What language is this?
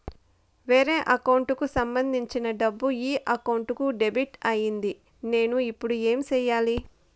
Telugu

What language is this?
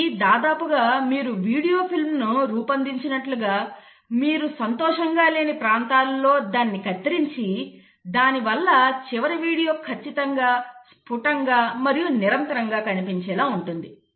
Telugu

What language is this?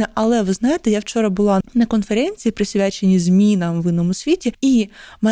Ukrainian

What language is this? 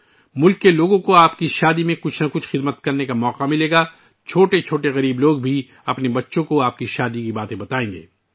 Urdu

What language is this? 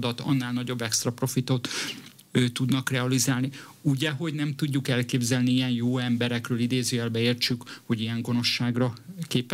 Hungarian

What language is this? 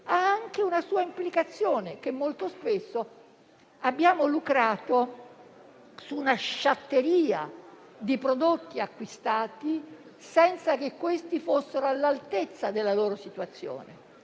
Italian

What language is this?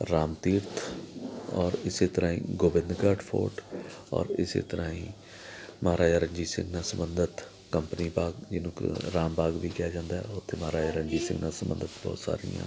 Punjabi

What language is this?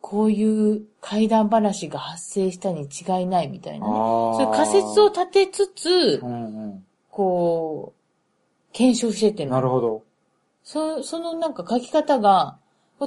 Japanese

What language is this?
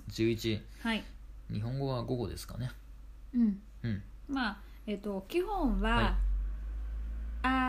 Japanese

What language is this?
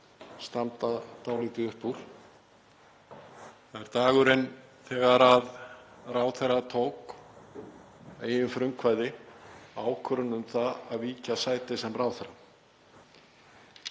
Icelandic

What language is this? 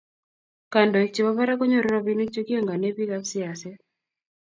Kalenjin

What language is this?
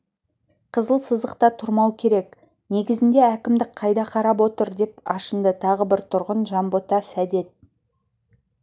Kazakh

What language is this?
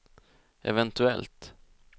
Swedish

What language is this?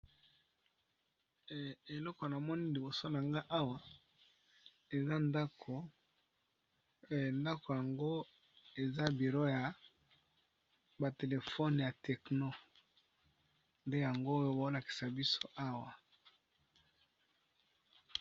Lingala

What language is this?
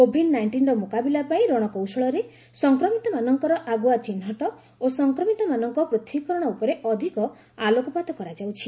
Odia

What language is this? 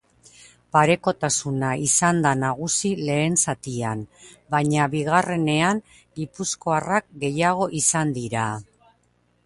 Basque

